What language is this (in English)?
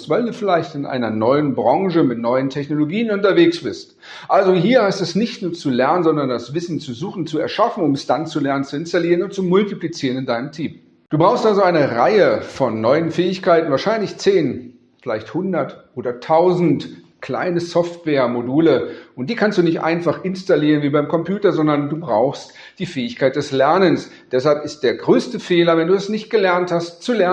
German